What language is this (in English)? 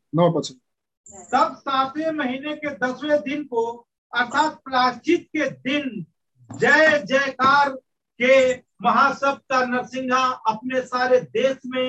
Hindi